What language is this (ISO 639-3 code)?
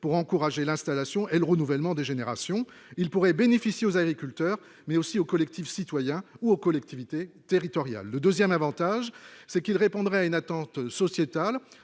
fra